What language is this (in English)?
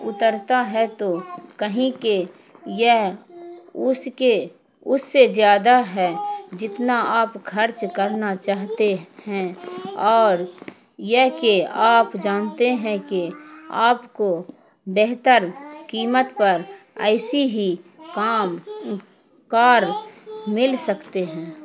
Urdu